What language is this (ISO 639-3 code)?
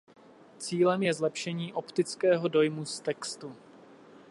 ces